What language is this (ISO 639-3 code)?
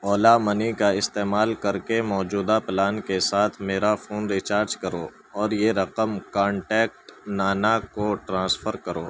urd